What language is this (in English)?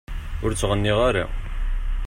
Kabyle